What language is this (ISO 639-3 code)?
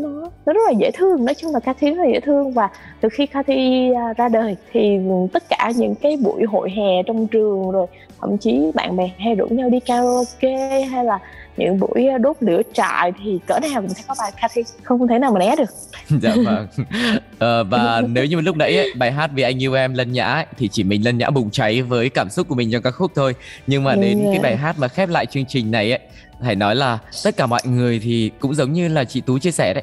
vie